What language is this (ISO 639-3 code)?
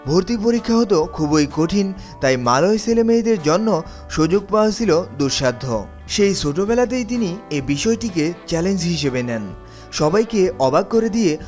ben